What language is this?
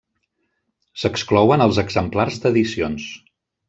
Catalan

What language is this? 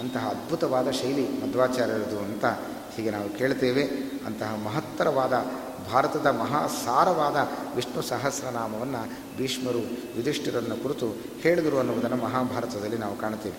Kannada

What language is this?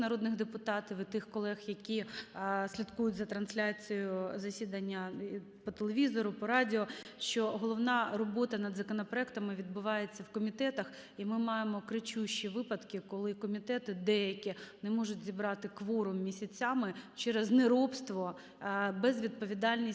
Ukrainian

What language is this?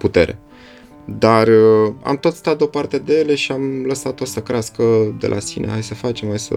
Romanian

